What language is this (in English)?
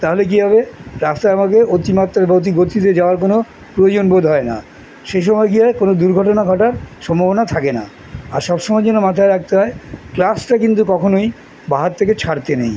Bangla